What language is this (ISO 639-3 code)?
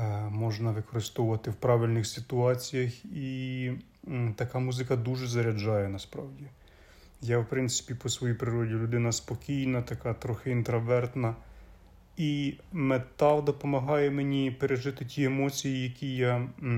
ukr